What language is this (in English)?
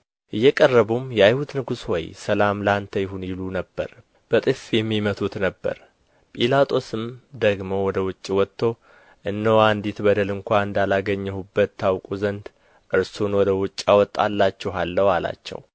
Amharic